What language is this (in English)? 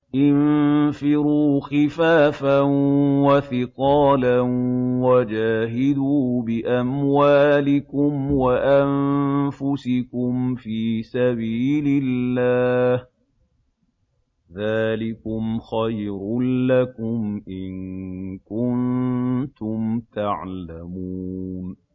Arabic